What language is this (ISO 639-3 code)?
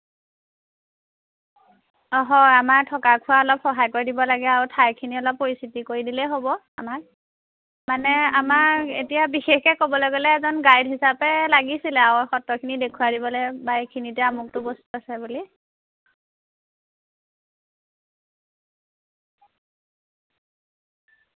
asm